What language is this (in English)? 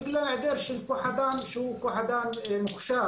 Hebrew